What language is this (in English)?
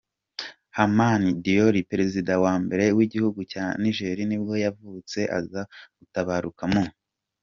Kinyarwanda